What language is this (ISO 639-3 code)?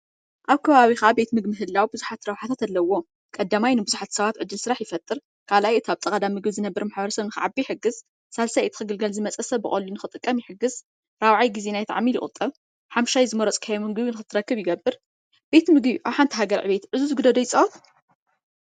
tir